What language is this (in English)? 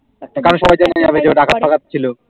Bangla